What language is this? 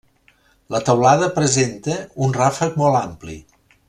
Catalan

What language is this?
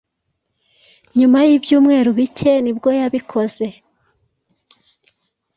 Kinyarwanda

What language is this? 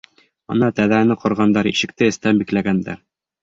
Bashkir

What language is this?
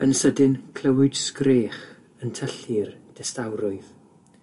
Welsh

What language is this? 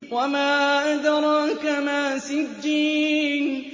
Arabic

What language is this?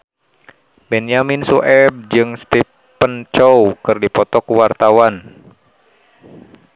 Sundanese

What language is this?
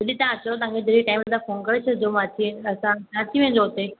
Sindhi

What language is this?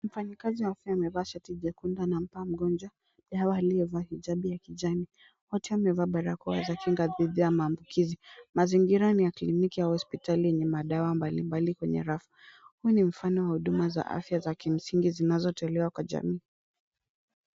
Swahili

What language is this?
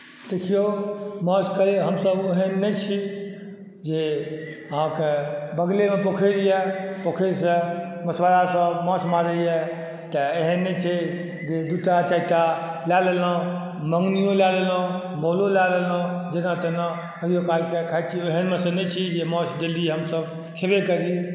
Maithili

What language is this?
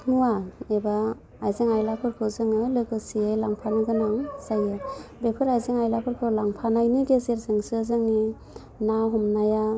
Bodo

